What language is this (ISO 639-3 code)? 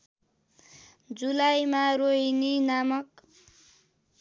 nep